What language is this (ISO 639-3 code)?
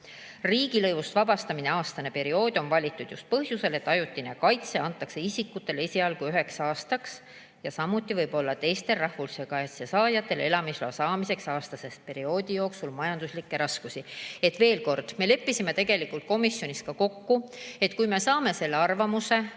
est